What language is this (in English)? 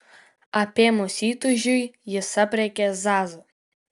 Lithuanian